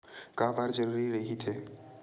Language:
Chhattisgarhi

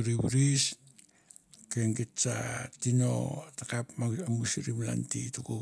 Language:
Mandara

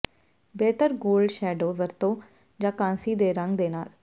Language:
Punjabi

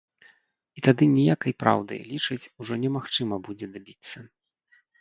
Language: Belarusian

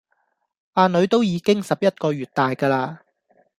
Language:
Cantonese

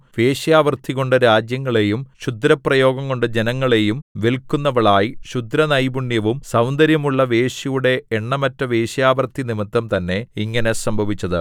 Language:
Malayalam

